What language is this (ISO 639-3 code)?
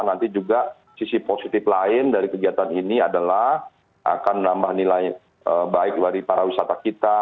ind